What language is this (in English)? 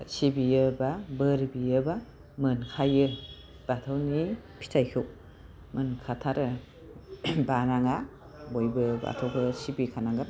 Bodo